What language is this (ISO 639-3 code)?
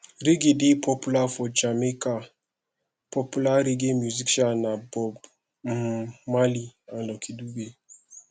pcm